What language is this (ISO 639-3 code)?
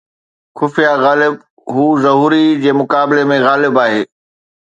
snd